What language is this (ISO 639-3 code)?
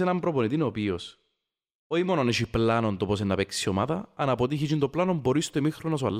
ell